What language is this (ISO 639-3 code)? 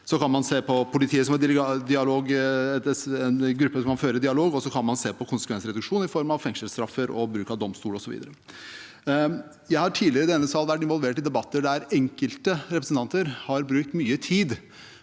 nor